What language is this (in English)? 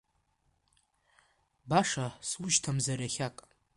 Abkhazian